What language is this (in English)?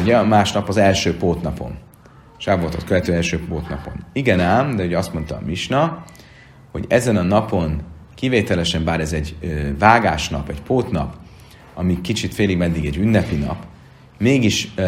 Hungarian